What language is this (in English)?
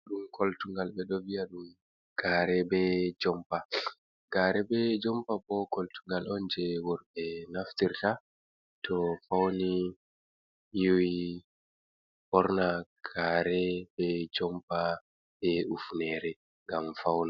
Fula